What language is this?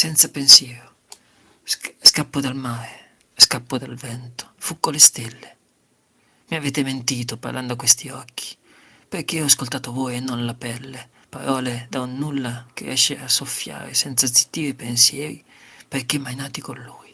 Italian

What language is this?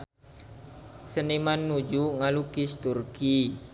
Sundanese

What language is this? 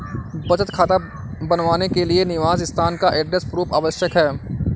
Hindi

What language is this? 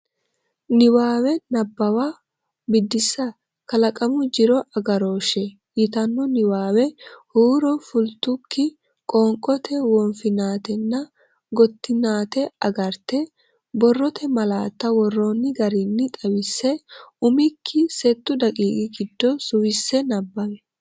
Sidamo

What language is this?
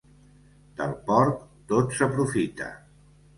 Catalan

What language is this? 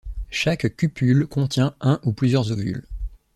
French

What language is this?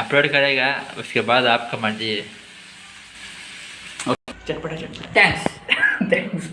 Hindi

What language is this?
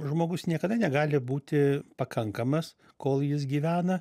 Lithuanian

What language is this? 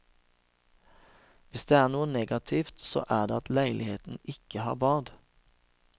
Norwegian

